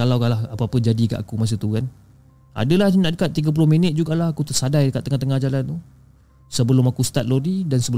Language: Malay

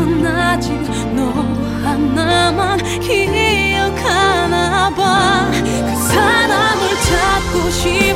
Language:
Korean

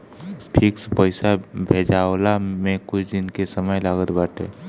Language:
Bhojpuri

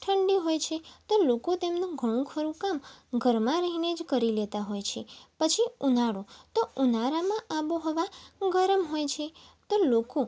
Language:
Gujarati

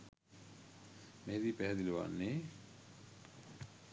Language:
Sinhala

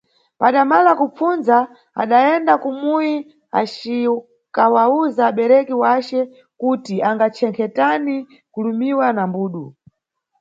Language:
Nyungwe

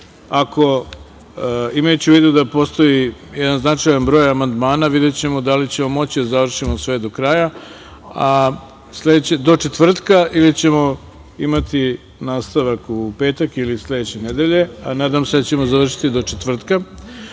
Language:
Serbian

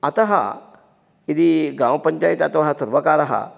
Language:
Sanskrit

